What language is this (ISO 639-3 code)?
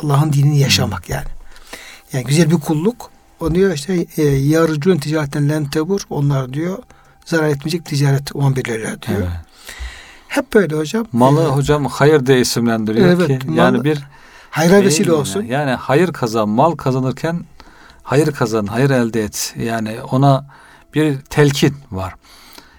tur